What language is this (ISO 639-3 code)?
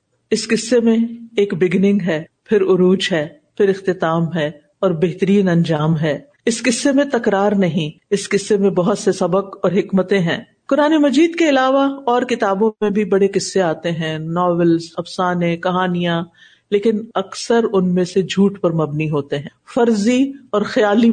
urd